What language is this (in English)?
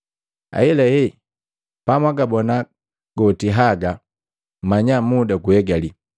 Matengo